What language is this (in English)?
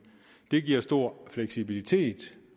Danish